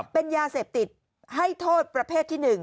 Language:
Thai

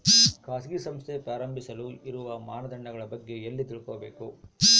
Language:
Kannada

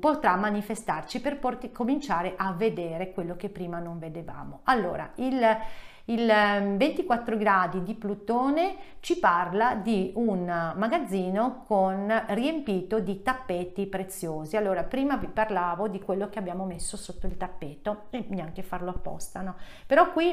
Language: Italian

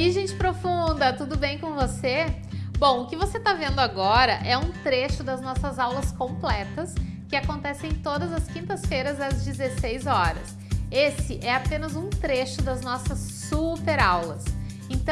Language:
Portuguese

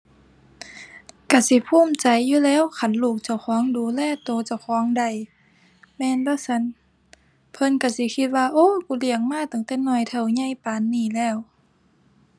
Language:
Thai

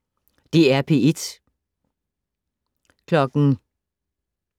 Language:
Danish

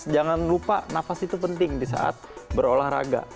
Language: Indonesian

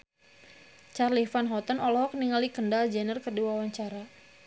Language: Sundanese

